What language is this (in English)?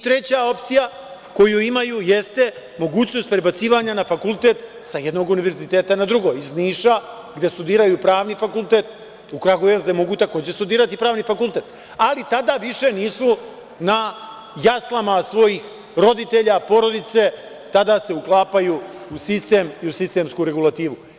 Serbian